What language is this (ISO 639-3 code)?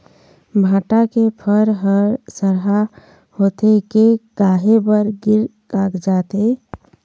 hne